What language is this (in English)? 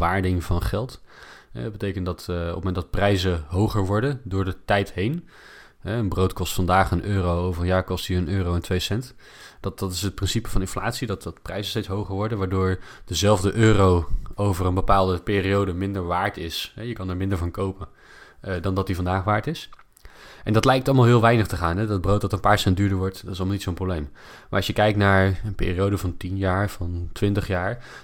Dutch